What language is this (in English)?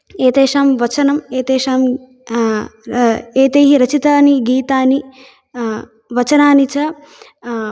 Sanskrit